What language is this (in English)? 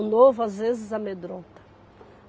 Portuguese